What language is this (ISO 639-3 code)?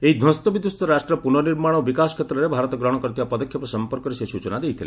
ori